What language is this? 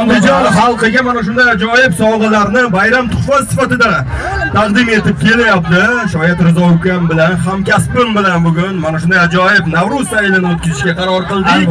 Arabic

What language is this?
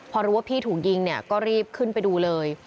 Thai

